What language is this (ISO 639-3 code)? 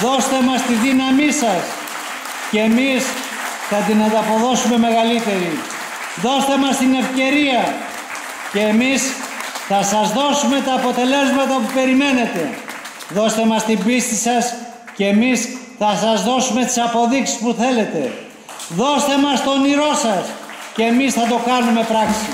ell